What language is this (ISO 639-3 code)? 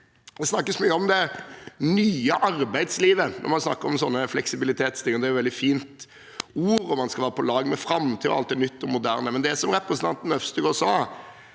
nor